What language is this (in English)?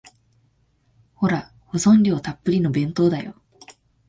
Japanese